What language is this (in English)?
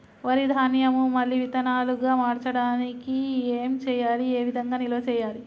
Telugu